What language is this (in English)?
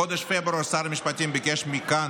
Hebrew